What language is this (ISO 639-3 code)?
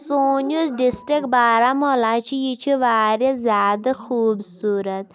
kas